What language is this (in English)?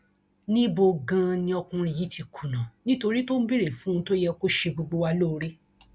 Yoruba